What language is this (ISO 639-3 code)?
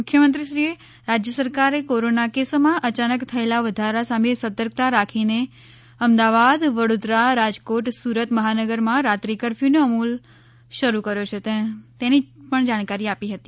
guj